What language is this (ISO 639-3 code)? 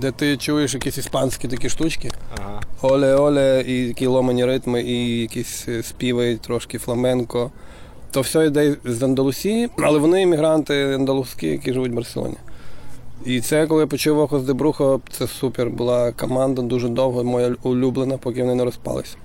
ukr